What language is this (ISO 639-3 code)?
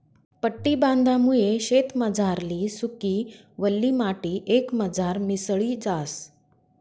mar